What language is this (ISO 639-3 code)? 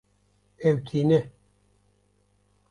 kur